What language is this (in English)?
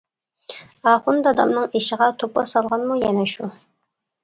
Uyghur